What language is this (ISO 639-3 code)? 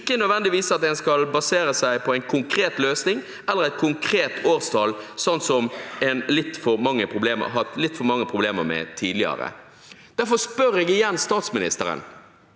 nor